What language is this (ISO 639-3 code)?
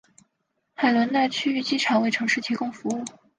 zho